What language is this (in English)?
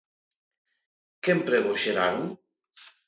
Galician